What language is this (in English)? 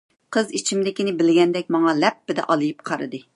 Uyghur